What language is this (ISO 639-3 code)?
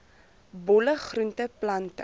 afr